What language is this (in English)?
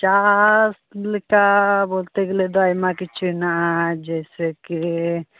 Santali